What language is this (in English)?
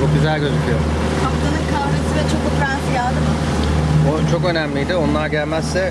Turkish